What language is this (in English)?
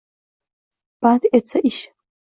Uzbek